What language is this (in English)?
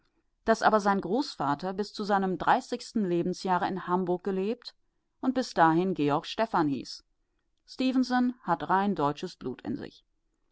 German